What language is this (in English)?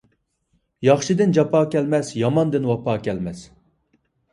Uyghur